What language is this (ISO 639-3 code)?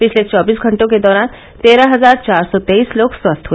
hin